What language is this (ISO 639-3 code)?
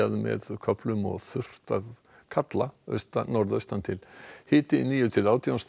isl